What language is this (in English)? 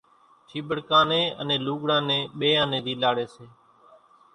Kachi Koli